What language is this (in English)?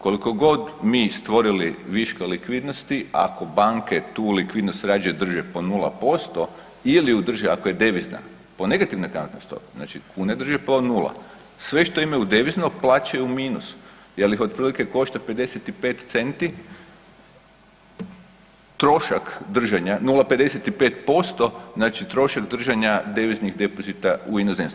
Croatian